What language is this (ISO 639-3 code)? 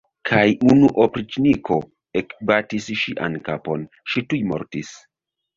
epo